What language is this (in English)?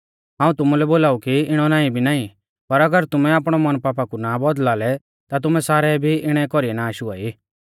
Mahasu Pahari